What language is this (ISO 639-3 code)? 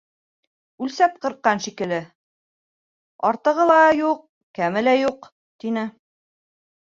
bak